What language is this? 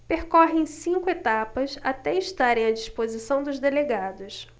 Portuguese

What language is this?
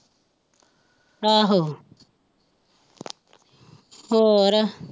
Punjabi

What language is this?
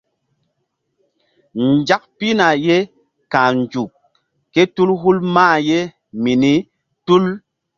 Mbum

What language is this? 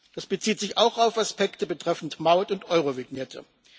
German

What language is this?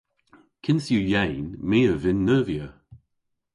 Cornish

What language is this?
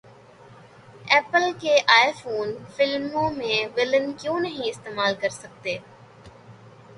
Urdu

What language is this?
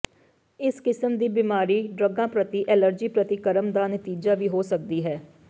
Punjabi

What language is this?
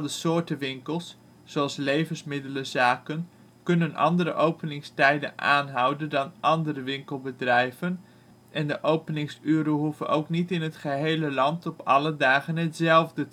Dutch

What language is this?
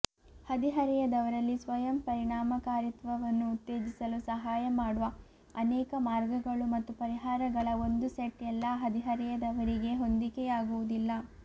Kannada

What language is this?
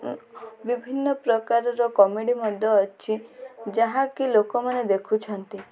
Odia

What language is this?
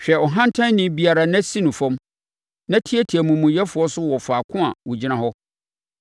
Akan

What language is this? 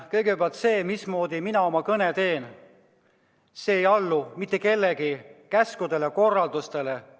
Estonian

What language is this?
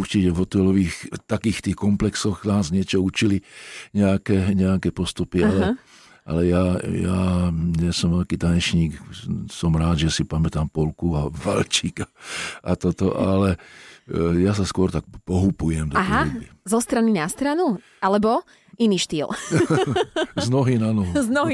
Slovak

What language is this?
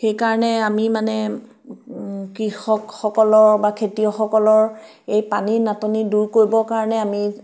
Assamese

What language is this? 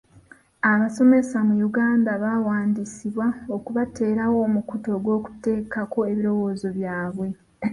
Ganda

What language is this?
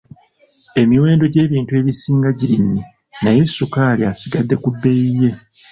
Ganda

